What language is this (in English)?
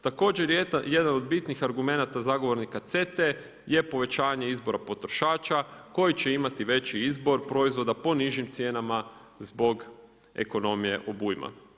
Croatian